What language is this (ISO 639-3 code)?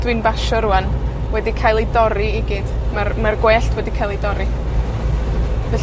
cym